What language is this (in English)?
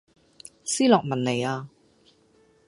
Cantonese